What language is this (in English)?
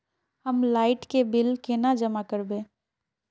Magahi